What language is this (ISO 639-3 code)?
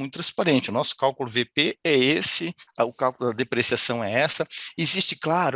por